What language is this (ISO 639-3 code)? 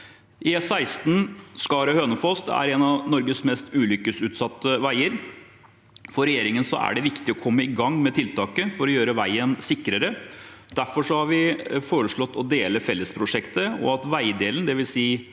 nor